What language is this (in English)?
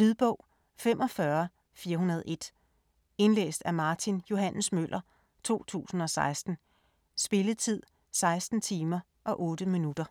Danish